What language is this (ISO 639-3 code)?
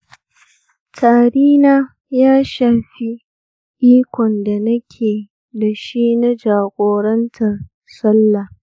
hau